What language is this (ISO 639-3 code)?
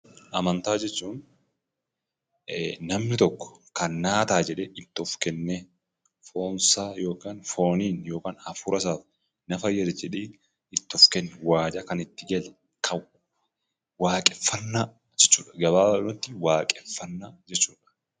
orm